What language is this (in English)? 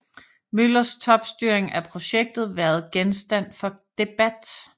Danish